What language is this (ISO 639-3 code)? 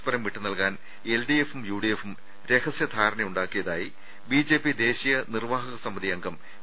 mal